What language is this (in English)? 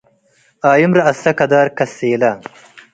Tigre